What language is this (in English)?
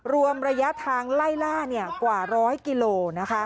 Thai